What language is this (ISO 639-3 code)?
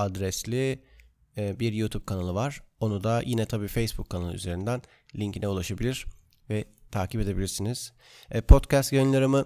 tur